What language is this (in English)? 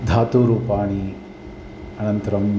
Sanskrit